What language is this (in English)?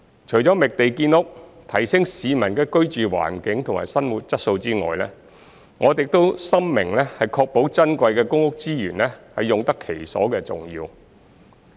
Cantonese